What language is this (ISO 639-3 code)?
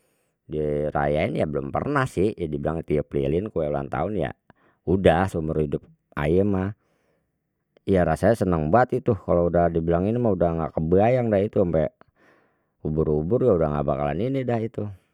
bew